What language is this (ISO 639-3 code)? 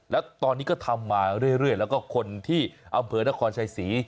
tha